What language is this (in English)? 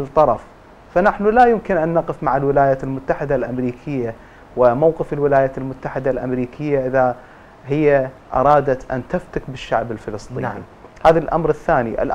Arabic